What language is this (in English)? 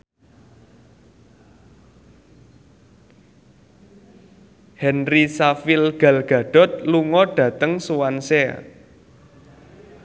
Javanese